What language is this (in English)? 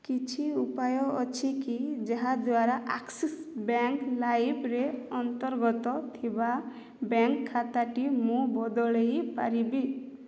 Odia